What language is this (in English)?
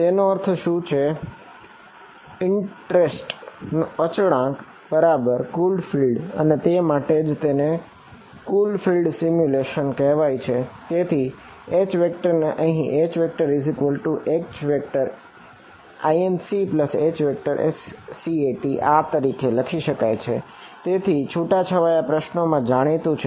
Gujarati